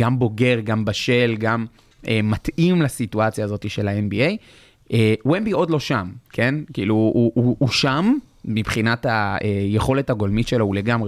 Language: Hebrew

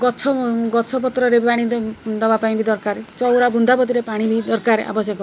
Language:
Odia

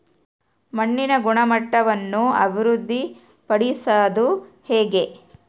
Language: Kannada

